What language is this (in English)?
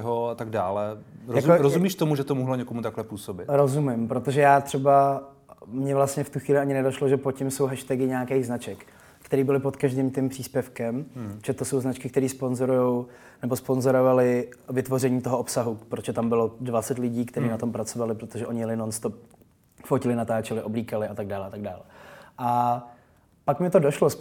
Czech